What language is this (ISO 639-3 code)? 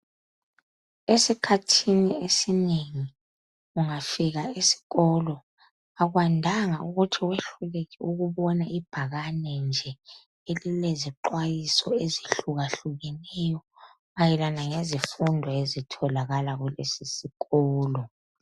nde